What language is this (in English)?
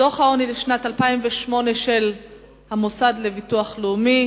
Hebrew